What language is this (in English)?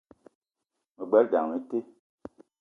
Eton (Cameroon)